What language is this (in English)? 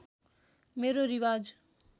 Nepali